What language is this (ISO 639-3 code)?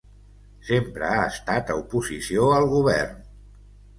cat